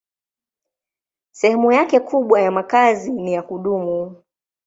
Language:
Swahili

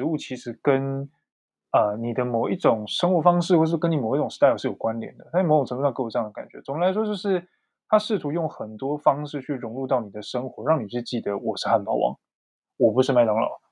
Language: Chinese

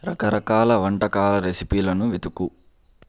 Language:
Telugu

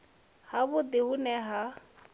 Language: Venda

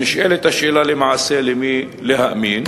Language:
Hebrew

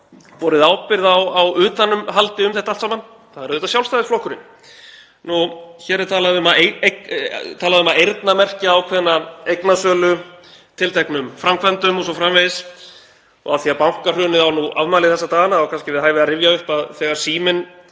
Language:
Icelandic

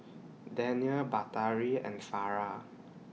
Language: English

